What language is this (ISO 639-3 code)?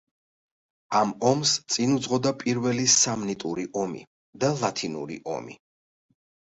kat